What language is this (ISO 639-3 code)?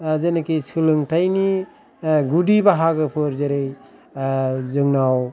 brx